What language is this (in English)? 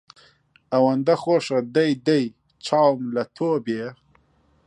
Central Kurdish